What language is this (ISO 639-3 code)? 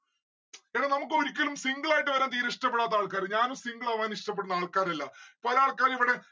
mal